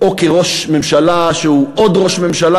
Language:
Hebrew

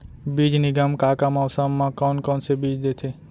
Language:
Chhattisgarhi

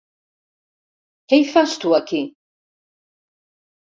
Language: Catalan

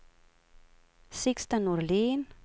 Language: Swedish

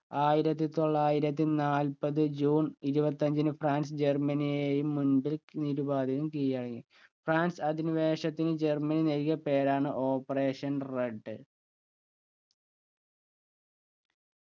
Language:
Malayalam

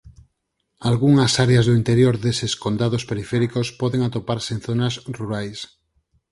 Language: Galician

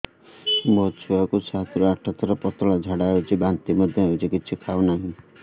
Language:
Odia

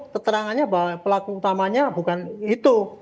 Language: Indonesian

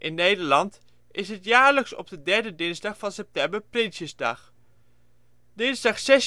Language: Dutch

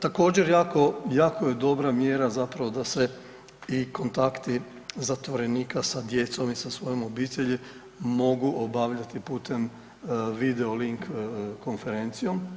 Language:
Croatian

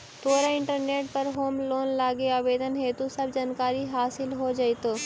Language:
Magahi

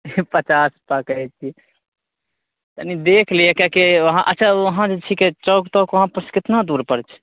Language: Maithili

